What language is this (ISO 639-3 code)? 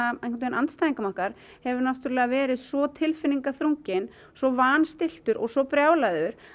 isl